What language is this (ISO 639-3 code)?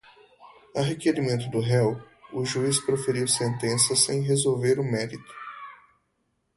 por